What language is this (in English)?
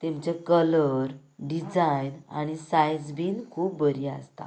Konkani